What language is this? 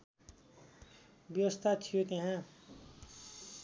Nepali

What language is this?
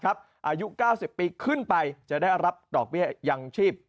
Thai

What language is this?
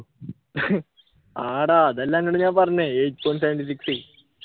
Malayalam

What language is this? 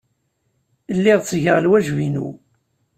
Kabyle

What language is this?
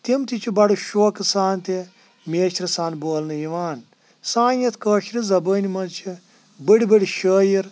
Kashmiri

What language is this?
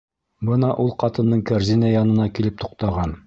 Bashkir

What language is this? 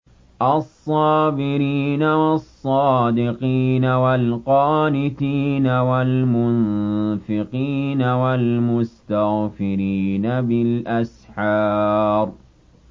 Arabic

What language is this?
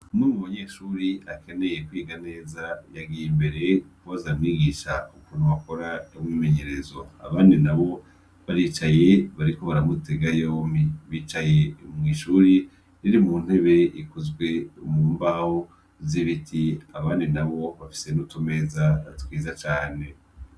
Rundi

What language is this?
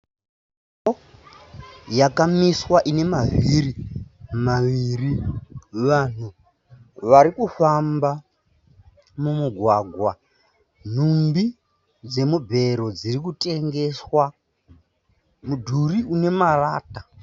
Shona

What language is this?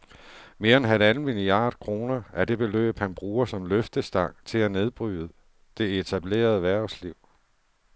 Danish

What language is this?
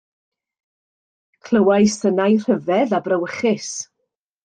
Welsh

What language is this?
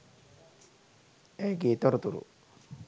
Sinhala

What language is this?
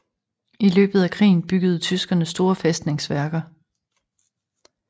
Danish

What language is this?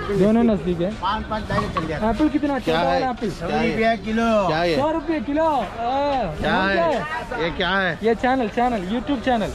Malayalam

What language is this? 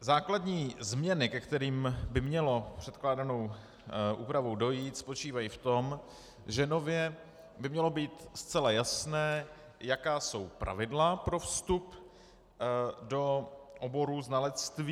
Czech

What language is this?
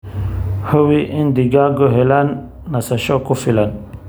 Somali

